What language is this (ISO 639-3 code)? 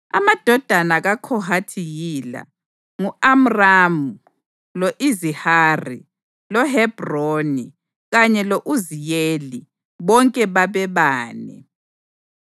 nde